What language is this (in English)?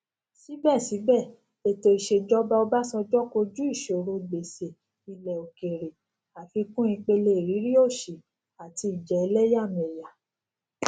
Yoruba